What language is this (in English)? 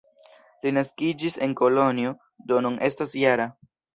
Esperanto